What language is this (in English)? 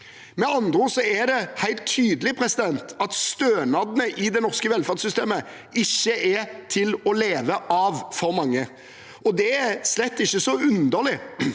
Norwegian